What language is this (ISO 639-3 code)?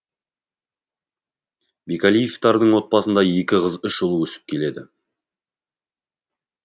kaz